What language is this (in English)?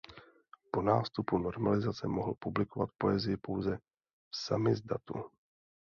Czech